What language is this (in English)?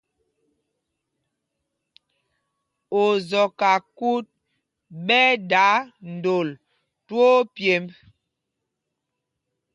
Mpumpong